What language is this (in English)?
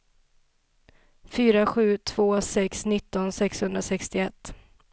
Swedish